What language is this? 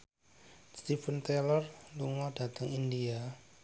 Javanese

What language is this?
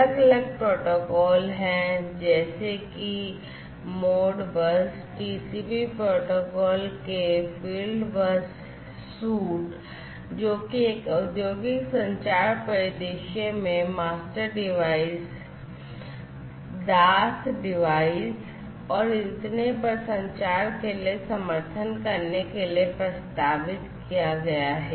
Hindi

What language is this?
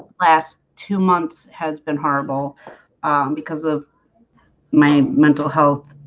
English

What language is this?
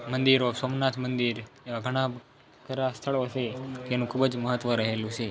Gujarati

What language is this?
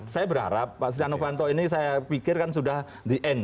Indonesian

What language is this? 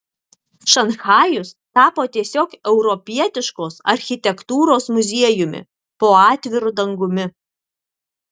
Lithuanian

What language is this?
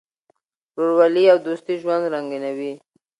Pashto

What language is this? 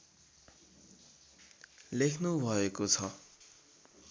Nepali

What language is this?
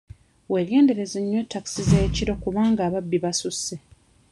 Ganda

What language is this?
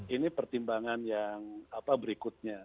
Indonesian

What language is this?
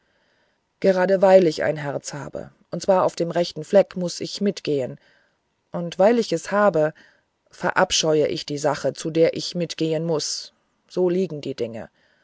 German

